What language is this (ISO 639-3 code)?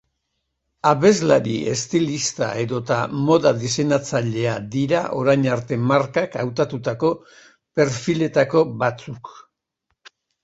eus